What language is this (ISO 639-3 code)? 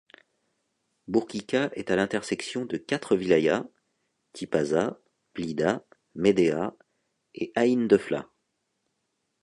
fra